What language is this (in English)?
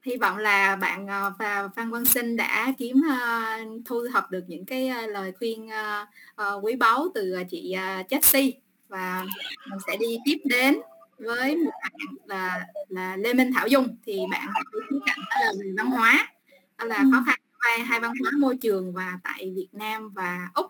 Vietnamese